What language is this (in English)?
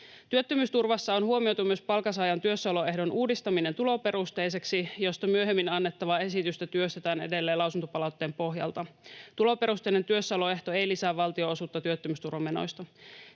Finnish